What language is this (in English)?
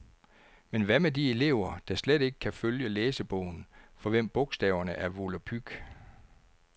Danish